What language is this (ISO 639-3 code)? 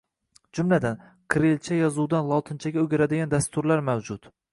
uzb